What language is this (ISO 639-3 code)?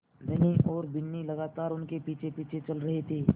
hin